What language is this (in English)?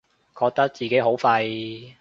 Cantonese